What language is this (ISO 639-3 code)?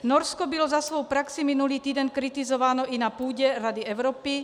ces